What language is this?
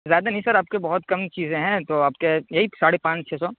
Urdu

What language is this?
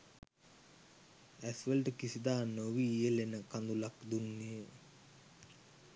Sinhala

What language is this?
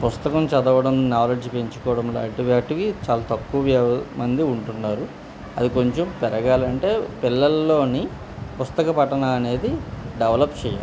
Telugu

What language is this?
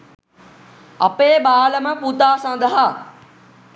Sinhala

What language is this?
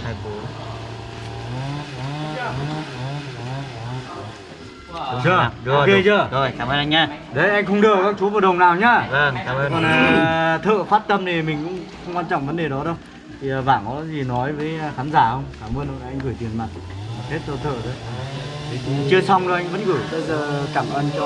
Vietnamese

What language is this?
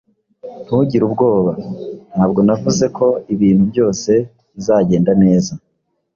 Kinyarwanda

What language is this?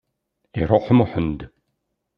Kabyle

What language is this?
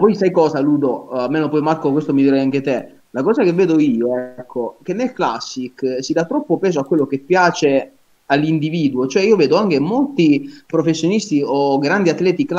Italian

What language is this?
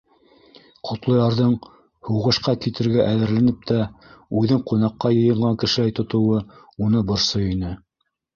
Bashkir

